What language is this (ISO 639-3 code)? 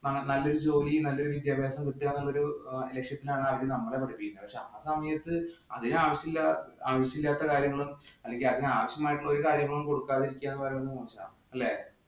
mal